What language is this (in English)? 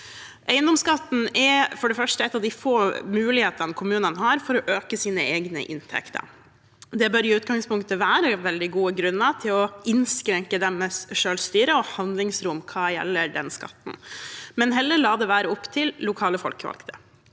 Norwegian